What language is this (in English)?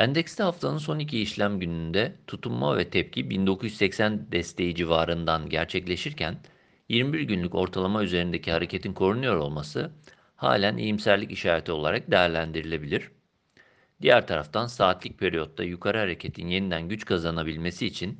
Turkish